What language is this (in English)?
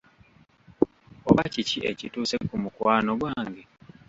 Ganda